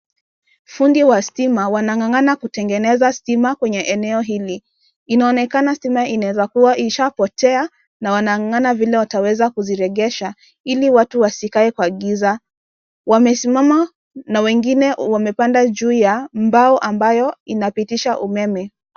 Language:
Swahili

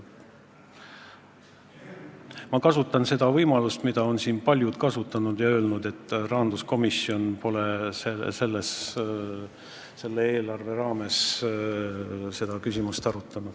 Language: Estonian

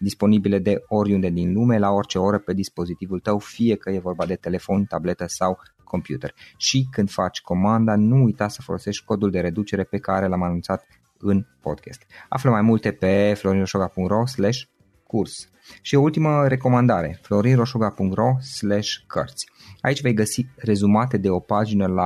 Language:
Romanian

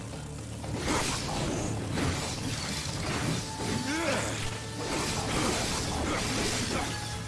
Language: Vietnamese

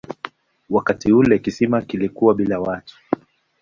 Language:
Swahili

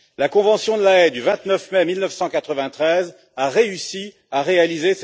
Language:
French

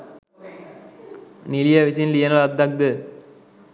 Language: Sinhala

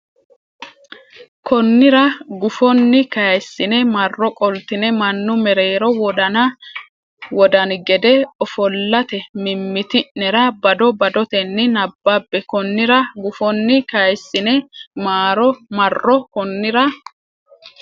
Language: Sidamo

